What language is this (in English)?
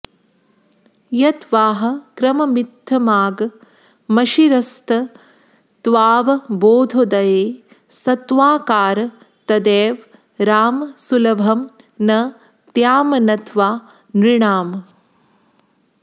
Sanskrit